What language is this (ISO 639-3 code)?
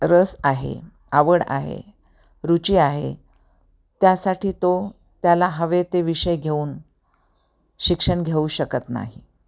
mar